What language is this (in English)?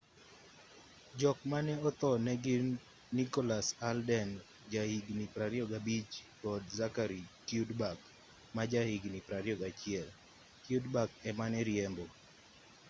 Luo (Kenya and Tanzania)